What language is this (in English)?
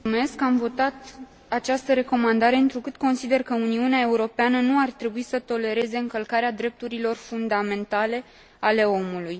Romanian